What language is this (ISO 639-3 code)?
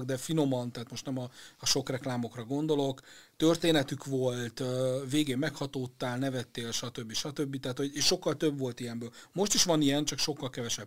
hun